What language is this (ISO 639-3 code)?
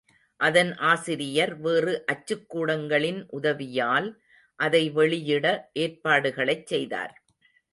tam